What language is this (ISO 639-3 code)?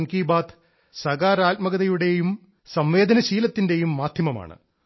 mal